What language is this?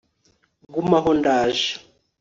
Kinyarwanda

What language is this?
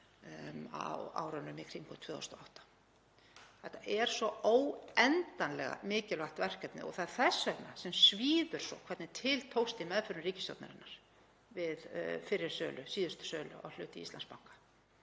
Icelandic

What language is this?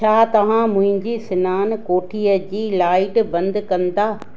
Sindhi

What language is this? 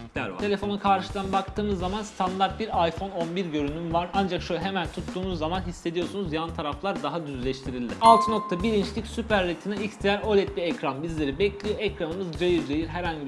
Turkish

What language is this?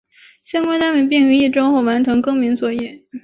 Chinese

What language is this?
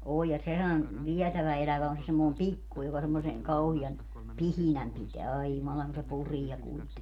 Finnish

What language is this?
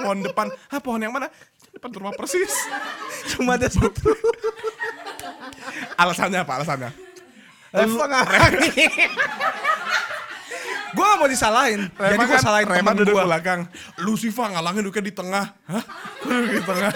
Indonesian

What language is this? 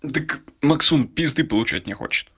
Russian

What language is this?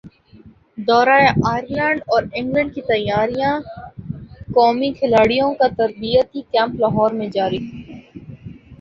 Urdu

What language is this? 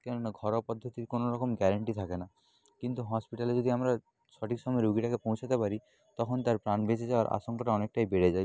Bangla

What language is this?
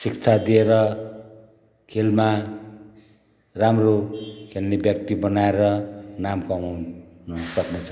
Nepali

